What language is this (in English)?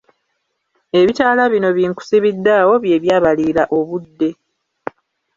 Ganda